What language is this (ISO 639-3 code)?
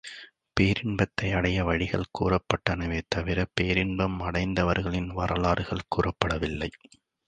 tam